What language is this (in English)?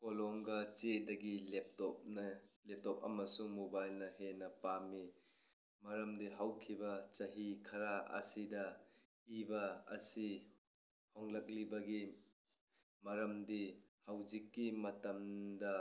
Manipuri